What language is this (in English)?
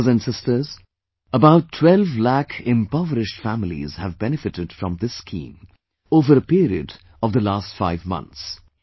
English